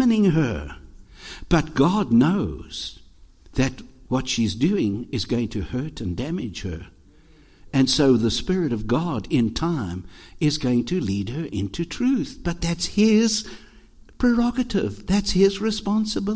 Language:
English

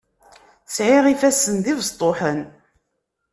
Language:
Kabyle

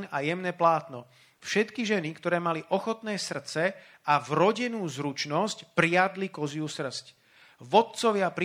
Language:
Slovak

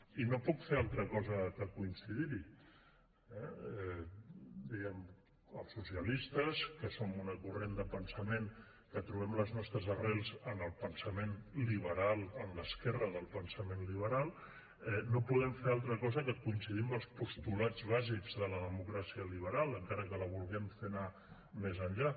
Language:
Catalan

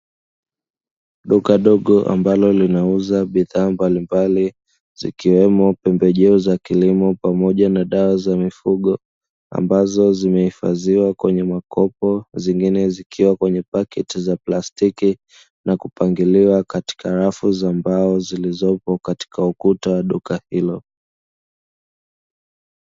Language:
Swahili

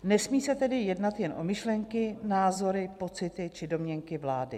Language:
Czech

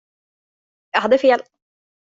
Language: Swedish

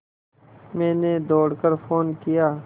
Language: Hindi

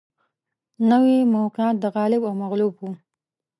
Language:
Pashto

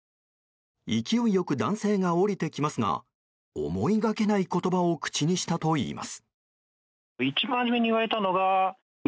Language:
Japanese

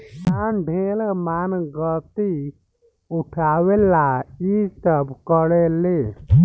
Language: Bhojpuri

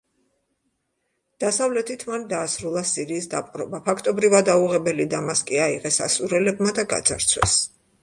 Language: Georgian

